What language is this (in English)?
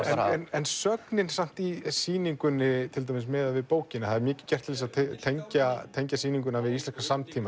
Icelandic